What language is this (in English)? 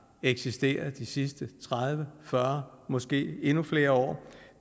Danish